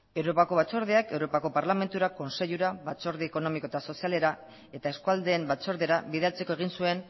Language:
Basque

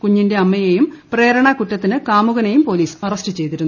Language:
Malayalam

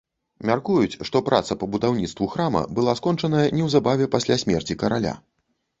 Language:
Belarusian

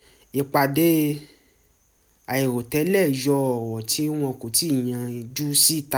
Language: Yoruba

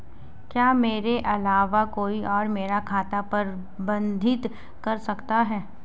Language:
Hindi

